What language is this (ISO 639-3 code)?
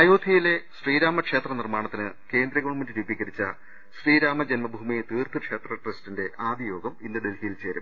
mal